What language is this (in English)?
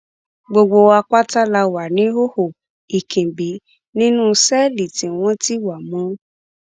Yoruba